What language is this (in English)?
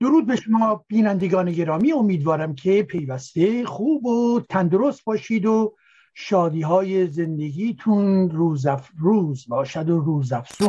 Persian